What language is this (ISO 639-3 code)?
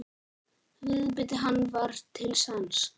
isl